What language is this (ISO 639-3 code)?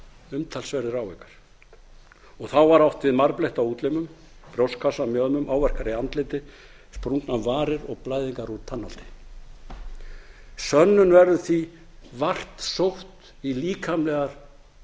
isl